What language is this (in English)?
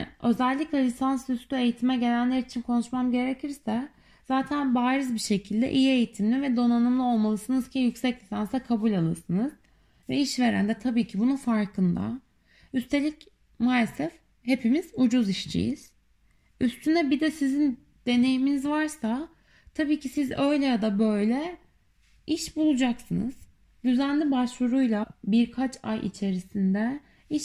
Turkish